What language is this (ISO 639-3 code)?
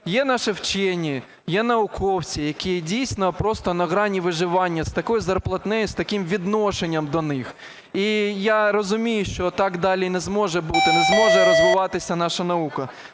ukr